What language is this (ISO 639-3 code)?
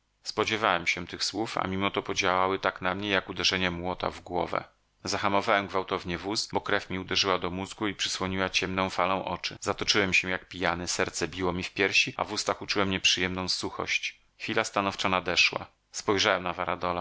pol